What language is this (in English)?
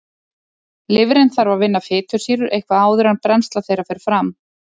Icelandic